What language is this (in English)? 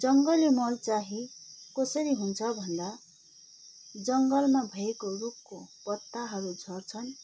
Nepali